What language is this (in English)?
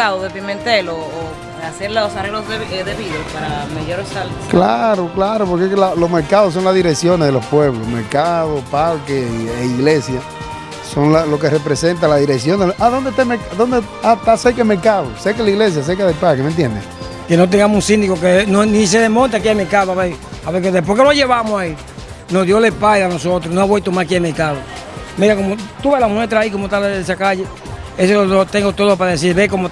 Spanish